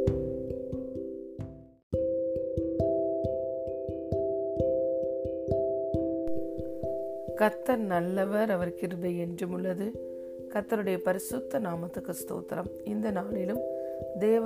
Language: Tamil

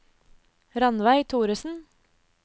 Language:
Norwegian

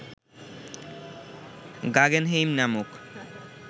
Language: Bangla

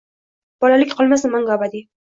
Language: Uzbek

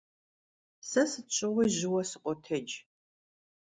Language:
Kabardian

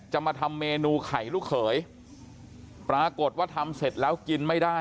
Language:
Thai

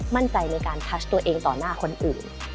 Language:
Thai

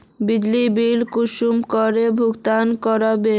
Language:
Magahi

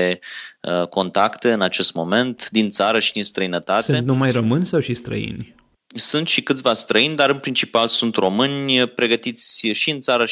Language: Romanian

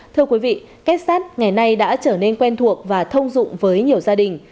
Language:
Vietnamese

